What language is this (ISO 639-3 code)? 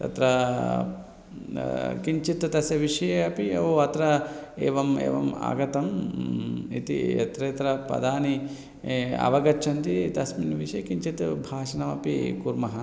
san